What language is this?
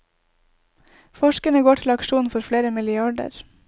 Norwegian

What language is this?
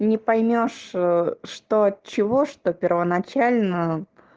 Russian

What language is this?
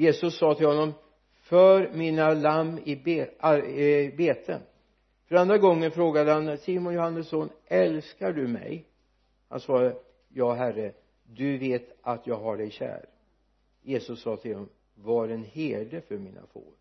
Swedish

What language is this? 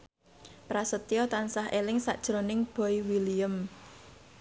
Javanese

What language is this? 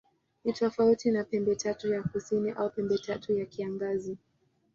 Swahili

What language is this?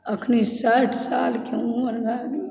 Maithili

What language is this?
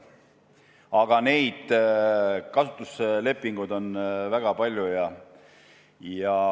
Estonian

